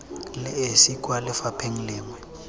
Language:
Tswana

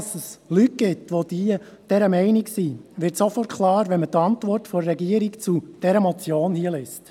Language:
Swiss German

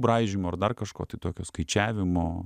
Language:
Lithuanian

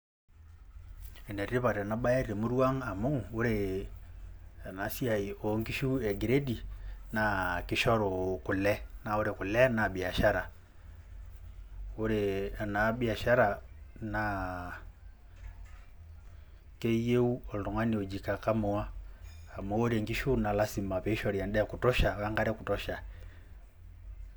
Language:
Masai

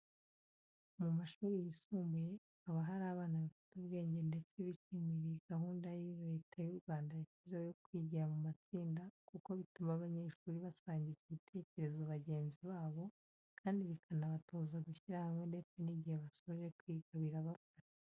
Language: Kinyarwanda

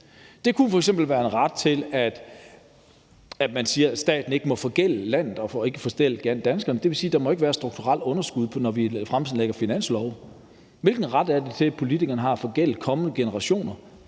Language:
Danish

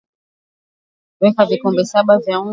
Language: Swahili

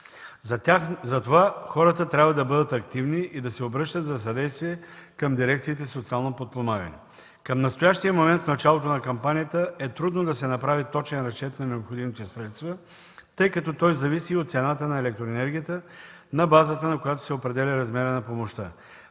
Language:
Bulgarian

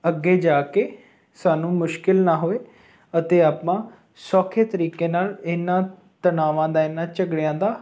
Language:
Punjabi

